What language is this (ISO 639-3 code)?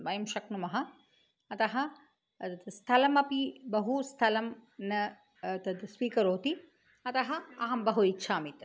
san